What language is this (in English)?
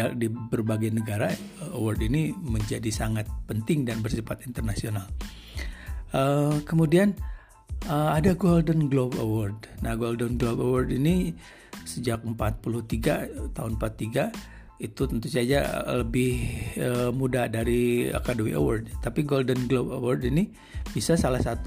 Indonesian